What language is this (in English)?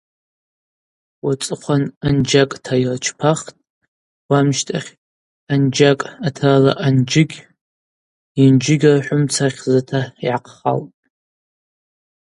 Abaza